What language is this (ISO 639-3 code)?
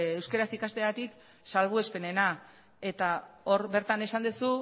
eus